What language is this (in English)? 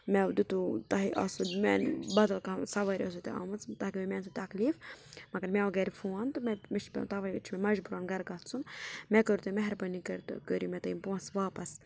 Kashmiri